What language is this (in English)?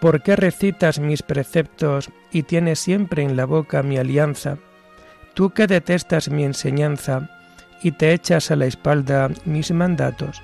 Spanish